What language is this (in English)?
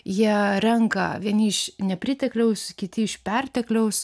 Lithuanian